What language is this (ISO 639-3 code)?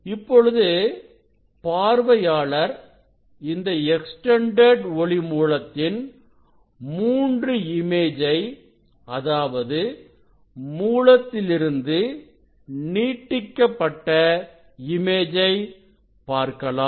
tam